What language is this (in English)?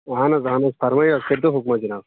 Kashmiri